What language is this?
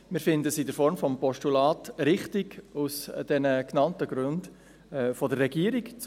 Swiss German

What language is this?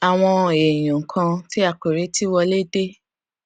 Yoruba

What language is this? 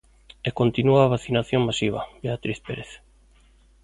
Galician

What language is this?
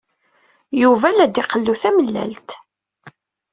Kabyle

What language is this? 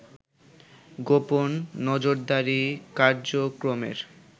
Bangla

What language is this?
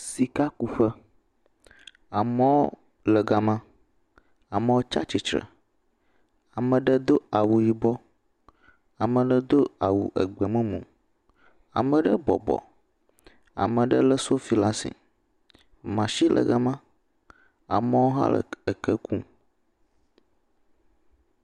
Ewe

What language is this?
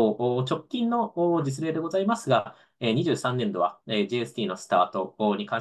Japanese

